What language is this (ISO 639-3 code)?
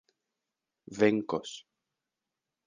epo